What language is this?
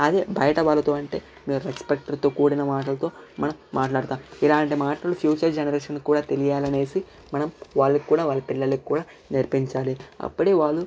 Telugu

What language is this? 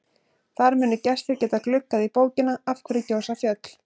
Icelandic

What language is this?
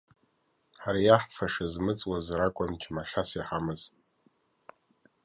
Abkhazian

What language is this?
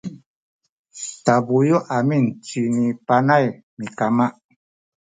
Sakizaya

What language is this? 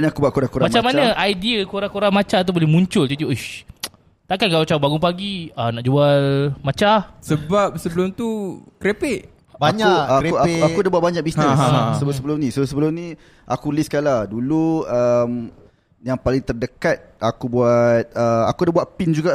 Malay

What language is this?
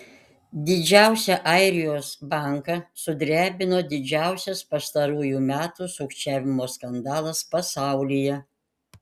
Lithuanian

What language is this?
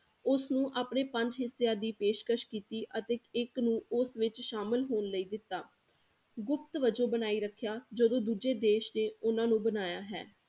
Punjabi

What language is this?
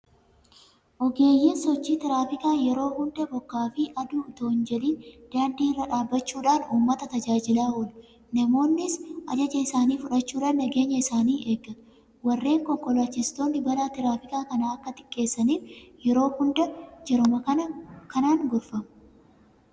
Oromo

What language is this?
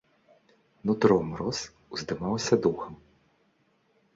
Belarusian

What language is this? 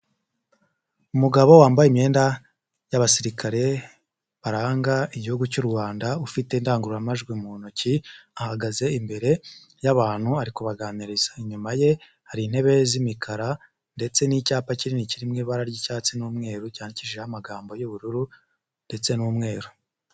Kinyarwanda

